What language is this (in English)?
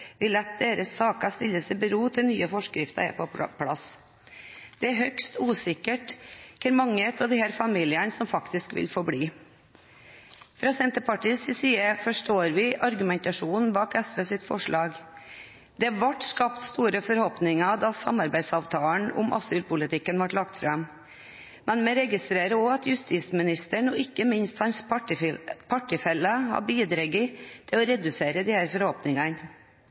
Norwegian Bokmål